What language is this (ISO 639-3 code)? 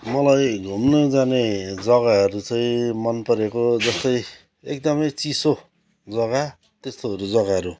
nep